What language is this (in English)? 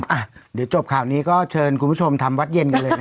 Thai